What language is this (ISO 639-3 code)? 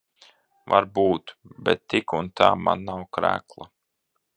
lav